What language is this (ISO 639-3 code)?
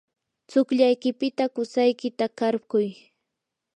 qur